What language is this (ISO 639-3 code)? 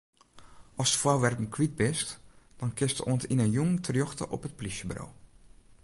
fry